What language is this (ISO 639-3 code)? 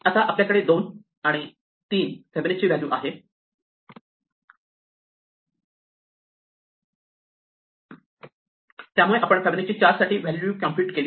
mar